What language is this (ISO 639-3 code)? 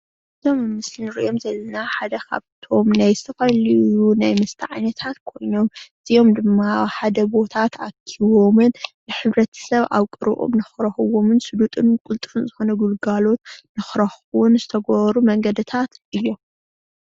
tir